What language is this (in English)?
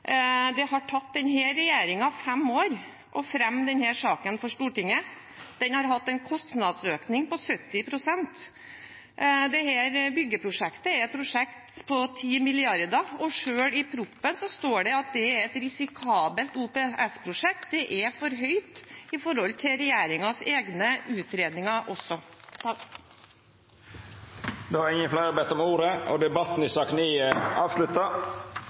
Norwegian